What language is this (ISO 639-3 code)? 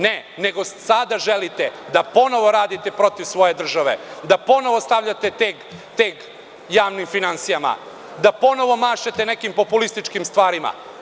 srp